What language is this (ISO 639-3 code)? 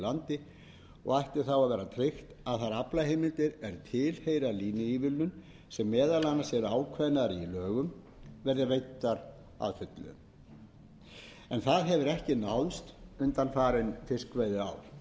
isl